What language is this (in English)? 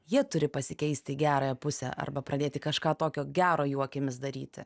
Lithuanian